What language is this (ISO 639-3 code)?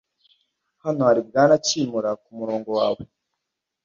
kin